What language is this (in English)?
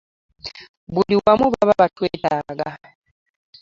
Ganda